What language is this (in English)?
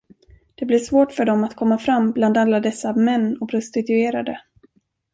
Swedish